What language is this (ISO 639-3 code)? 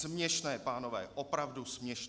ces